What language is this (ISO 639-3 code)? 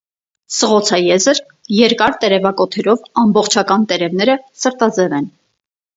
hye